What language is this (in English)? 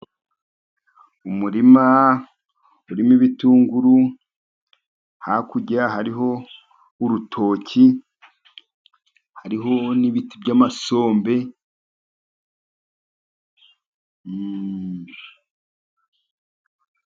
Kinyarwanda